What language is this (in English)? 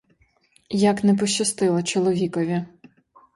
Ukrainian